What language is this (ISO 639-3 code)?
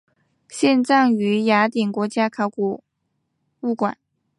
zho